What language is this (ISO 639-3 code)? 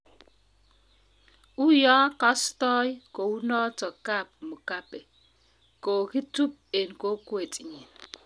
kln